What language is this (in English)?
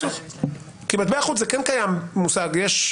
Hebrew